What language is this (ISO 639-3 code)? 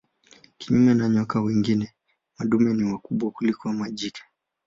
swa